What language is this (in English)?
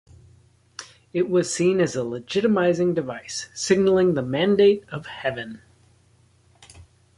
English